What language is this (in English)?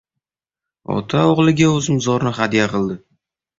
Uzbek